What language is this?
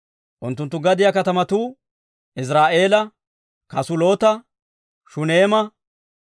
Dawro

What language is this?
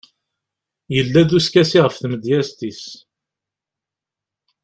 Kabyle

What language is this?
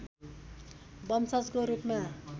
Nepali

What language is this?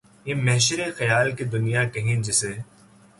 Urdu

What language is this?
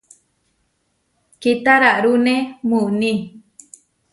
Huarijio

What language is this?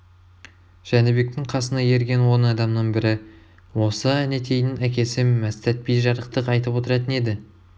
Kazakh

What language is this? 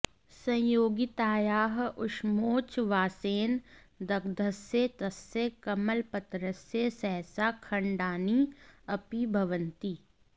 Sanskrit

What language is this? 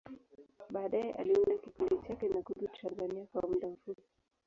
Swahili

